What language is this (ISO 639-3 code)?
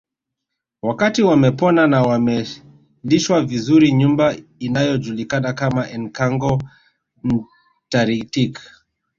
swa